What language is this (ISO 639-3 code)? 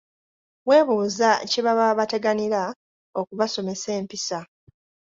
lug